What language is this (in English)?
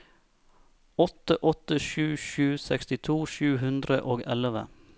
Norwegian